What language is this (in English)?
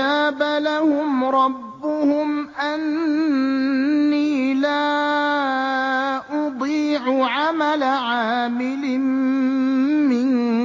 Arabic